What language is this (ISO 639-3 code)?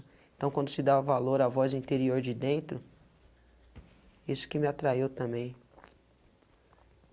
por